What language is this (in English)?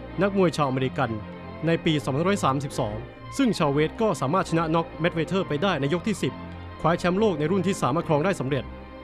Thai